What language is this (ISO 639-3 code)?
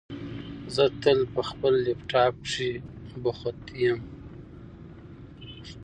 pus